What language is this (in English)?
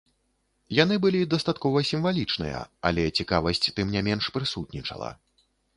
Belarusian